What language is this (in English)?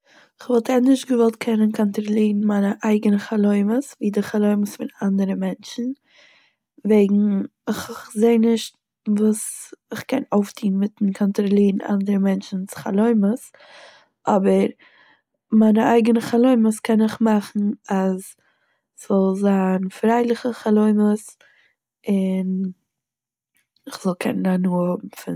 Yiddish